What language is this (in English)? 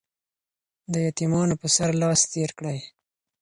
Pashto